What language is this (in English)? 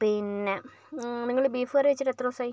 Malayalam